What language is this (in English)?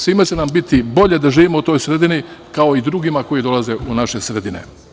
Serbian